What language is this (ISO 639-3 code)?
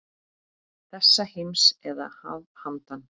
isl